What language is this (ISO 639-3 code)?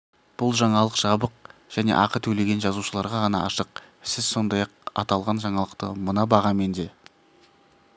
kaz